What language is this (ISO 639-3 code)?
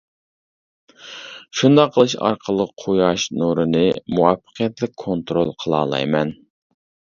uig